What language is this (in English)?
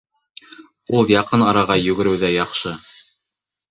Bashkir